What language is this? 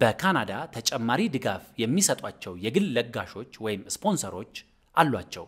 Arabic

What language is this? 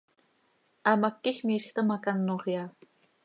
Seri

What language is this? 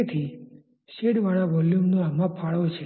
Gujarati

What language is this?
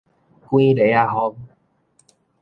Min Nan Chinese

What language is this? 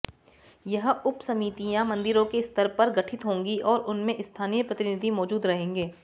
Hindi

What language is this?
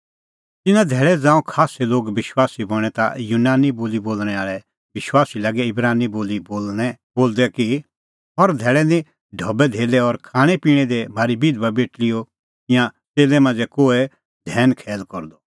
Kullu Pahari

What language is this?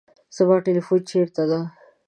Pashto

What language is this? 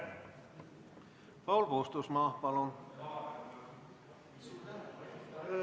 Estonian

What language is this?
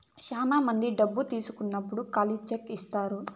Telugu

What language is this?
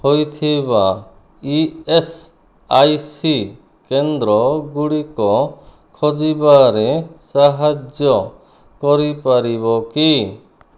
Odia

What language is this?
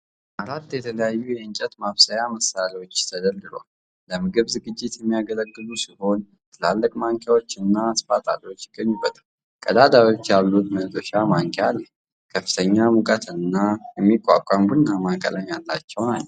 Amharic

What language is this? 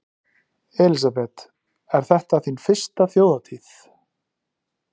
Icelandic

